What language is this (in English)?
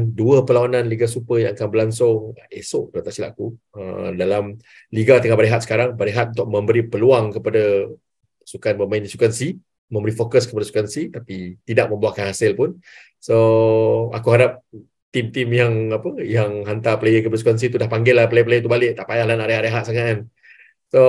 Malay